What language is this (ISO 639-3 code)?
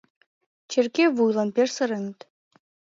chm